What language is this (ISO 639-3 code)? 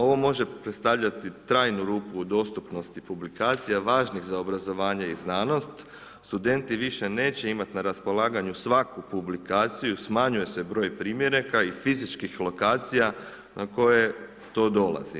hrv